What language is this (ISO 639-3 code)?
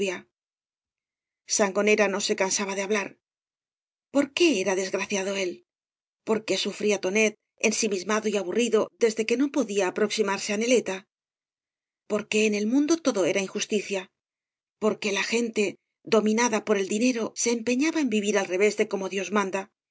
spa